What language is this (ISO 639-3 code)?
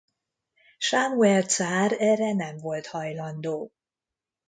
hun